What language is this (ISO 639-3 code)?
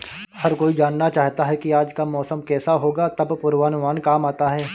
hin